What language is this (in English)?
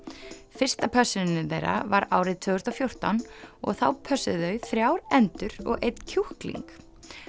Icelandic